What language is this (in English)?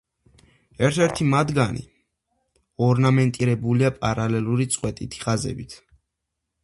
Georgian